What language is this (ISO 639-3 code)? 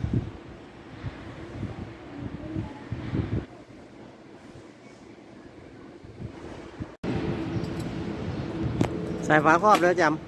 tha